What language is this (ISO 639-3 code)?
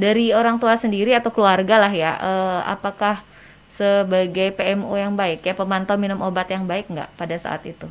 ind